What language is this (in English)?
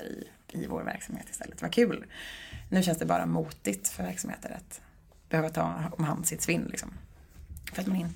Swedish